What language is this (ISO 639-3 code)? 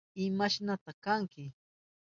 qup